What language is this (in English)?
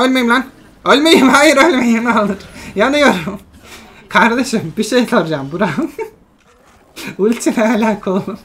Turkish